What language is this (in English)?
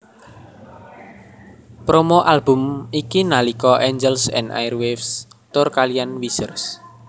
Javanese